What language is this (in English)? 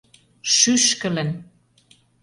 Mari